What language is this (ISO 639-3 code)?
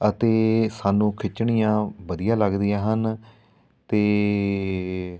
pan